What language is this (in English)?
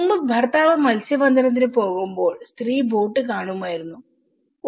Malayalam